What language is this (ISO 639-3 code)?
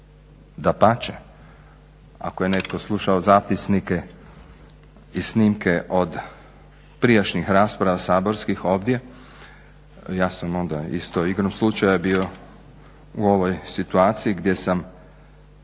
hrv